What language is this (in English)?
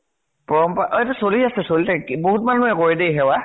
Assamese